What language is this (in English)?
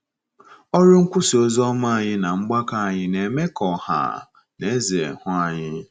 Igbo